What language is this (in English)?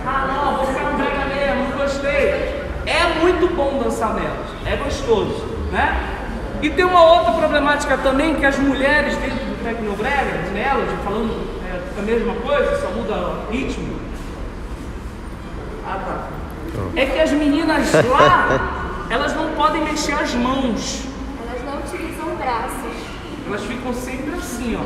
Portuguese